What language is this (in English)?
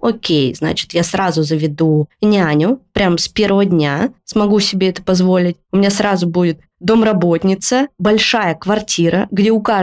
Russian